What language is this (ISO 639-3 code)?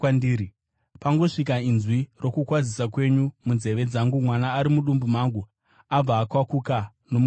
sna